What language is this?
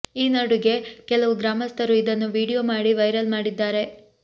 Kannada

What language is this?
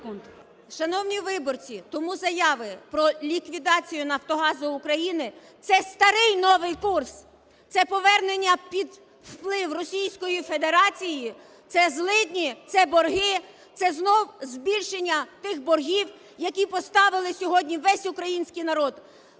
Ukrainian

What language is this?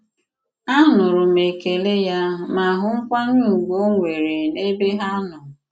Igbo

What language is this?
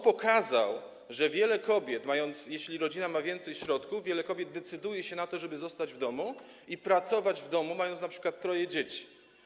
Polish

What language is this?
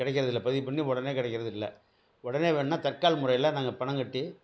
Tamil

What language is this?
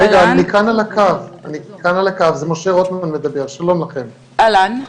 Hebrew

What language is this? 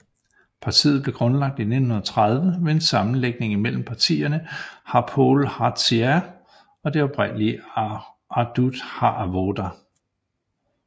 Danish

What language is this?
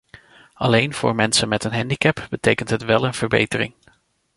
Dutch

